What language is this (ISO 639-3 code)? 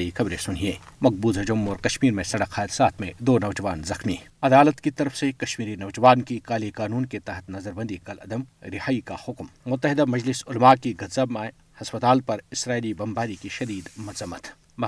urd